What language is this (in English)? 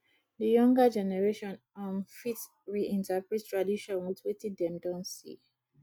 Nigerian Pidgin